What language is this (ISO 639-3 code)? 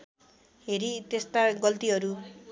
nep